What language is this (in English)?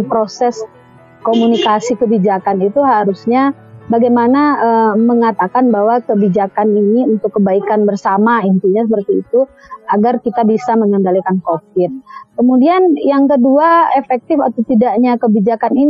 Indonesian